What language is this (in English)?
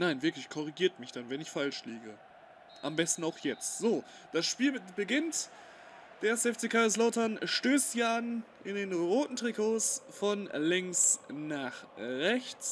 German